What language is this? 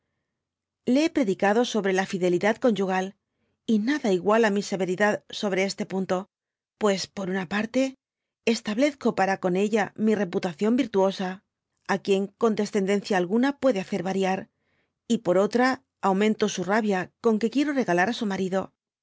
Spanish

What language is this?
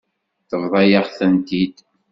Kabyle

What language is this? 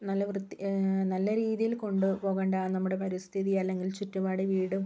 Malayalam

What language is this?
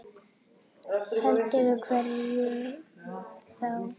Icelandic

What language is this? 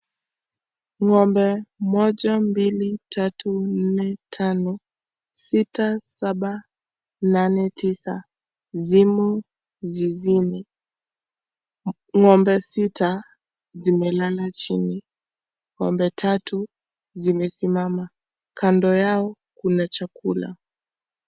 Swahili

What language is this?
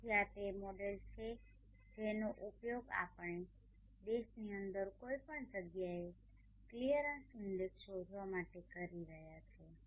Gujarati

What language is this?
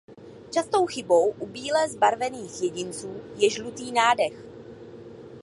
Czech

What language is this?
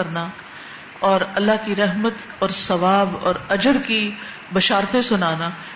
Urdu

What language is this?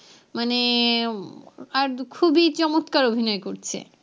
Bangla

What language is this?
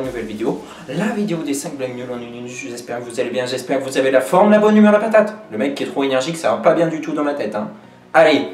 French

